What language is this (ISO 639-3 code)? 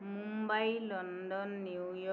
asm